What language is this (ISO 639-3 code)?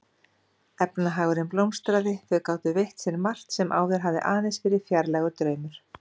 isl